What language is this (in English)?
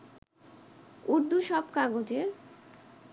Bangla